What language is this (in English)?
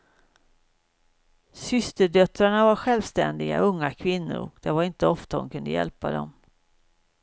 Swedish